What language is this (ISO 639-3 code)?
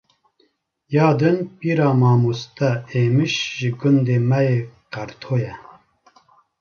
kur